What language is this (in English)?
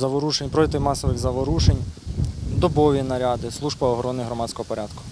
Ukrainian